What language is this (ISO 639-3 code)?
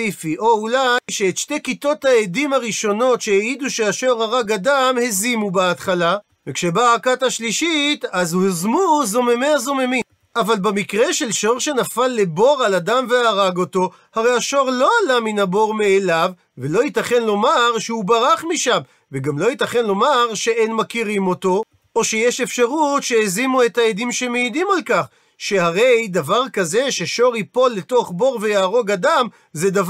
heb